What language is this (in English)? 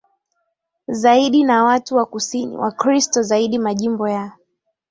Swahili